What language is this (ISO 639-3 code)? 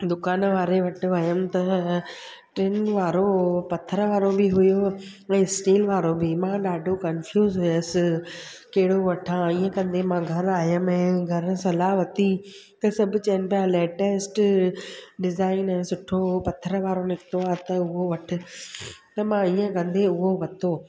snd